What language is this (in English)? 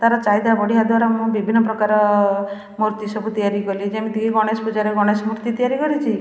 Odia